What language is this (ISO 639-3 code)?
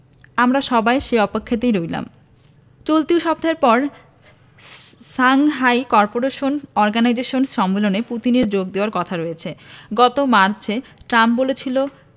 ben